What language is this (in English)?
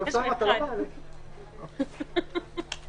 Hebrew